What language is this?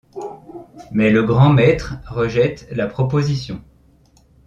French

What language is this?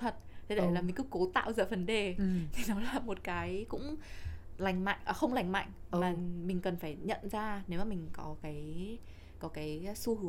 Vietnamese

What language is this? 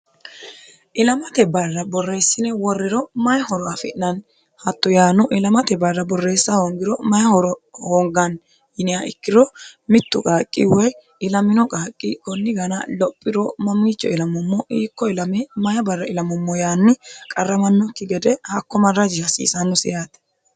Sidamo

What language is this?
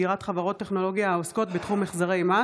Hebrew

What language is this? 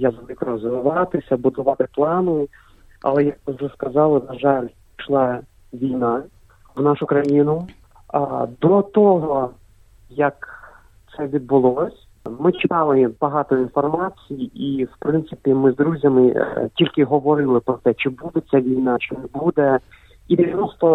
Ukrainian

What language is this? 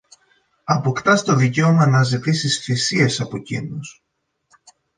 Greek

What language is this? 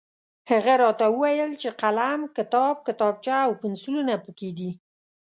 Pashto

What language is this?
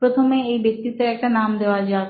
Bangla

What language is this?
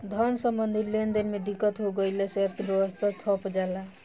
Bhojpuri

